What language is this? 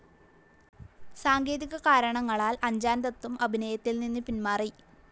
Malayalam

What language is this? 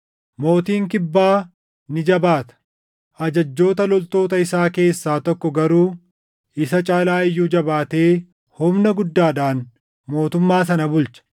Oromo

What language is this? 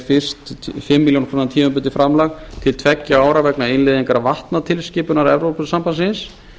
Icelandic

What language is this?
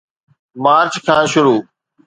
Sindhi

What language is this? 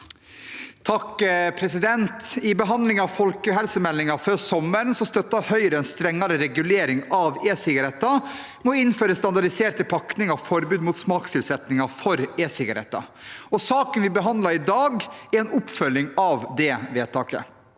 Norwegian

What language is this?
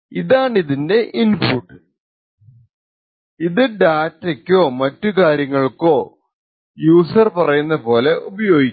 Malayalam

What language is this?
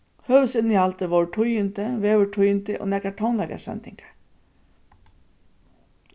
Faroese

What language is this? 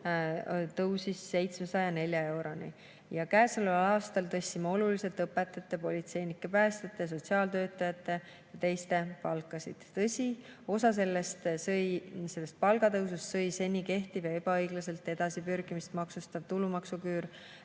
Estonian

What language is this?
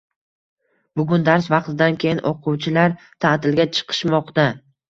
Uzbek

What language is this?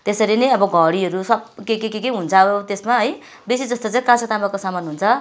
Nepali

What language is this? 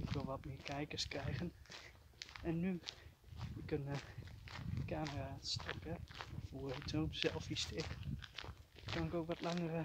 Dutch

